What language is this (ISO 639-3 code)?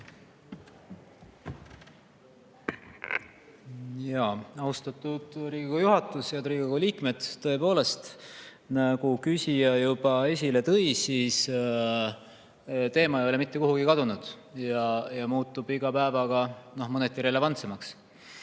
est